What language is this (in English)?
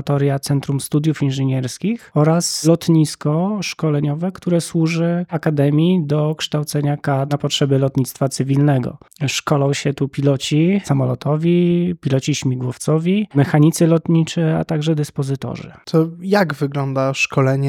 Polish